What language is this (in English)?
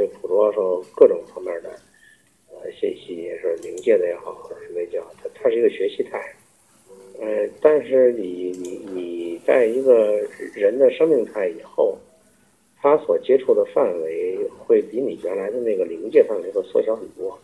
Chinese